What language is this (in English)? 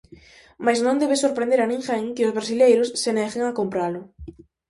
Galician